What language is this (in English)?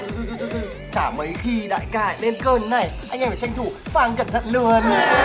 Vietnamese